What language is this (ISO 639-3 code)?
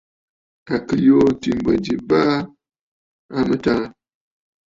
bfd